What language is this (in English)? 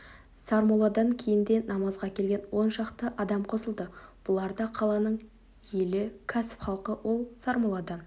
Kazakh